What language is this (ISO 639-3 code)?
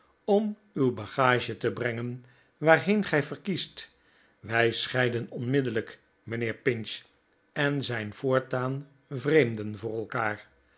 nld